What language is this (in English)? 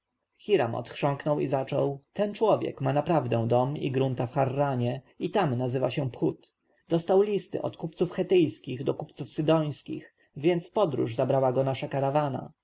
Polish